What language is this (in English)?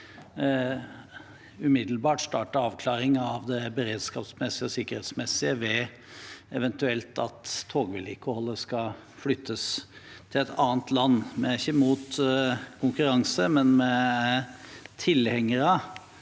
Norwegian